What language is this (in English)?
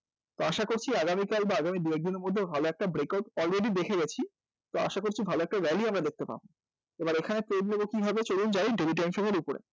Bangla